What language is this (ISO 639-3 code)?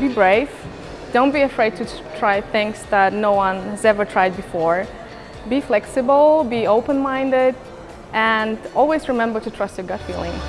eng